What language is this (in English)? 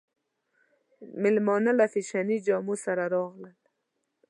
Pashto